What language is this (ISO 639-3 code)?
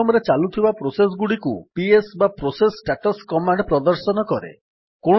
ori